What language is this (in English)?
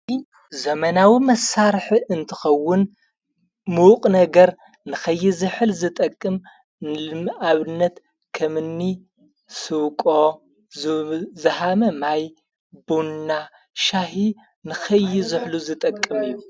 Tigrinya